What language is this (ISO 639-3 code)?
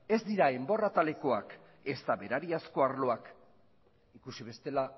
eus